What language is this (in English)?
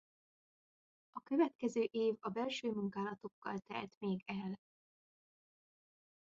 Hungarian